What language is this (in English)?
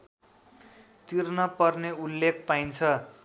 Nepali